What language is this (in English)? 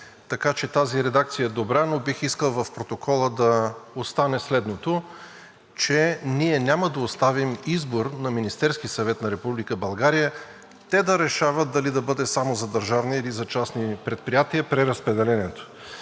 Bulgarian